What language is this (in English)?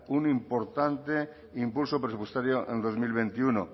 Spanish